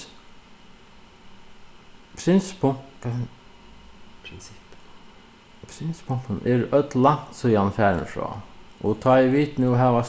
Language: Faroese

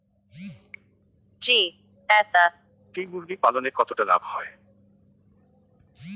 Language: Bangla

